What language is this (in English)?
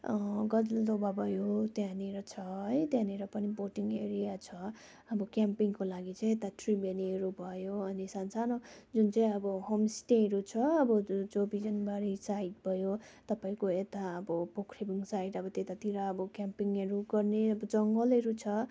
Nepali